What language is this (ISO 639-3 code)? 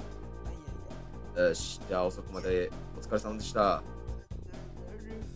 jpn